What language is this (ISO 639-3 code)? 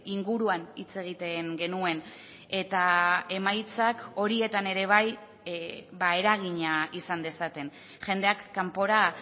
eus